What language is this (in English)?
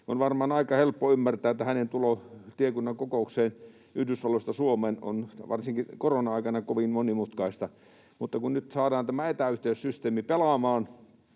Finnish